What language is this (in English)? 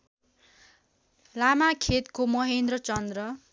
Nepali